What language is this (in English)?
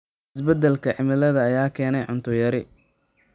Somali